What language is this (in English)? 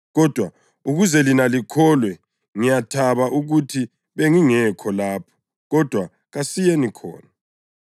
North Ndebele